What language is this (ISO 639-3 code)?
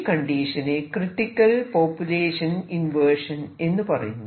mal